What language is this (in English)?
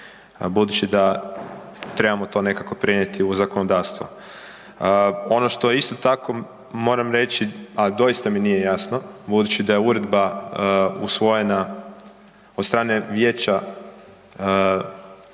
Croatian